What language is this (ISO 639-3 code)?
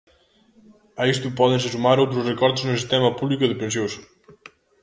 glg